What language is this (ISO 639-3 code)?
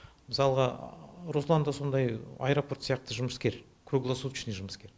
kaz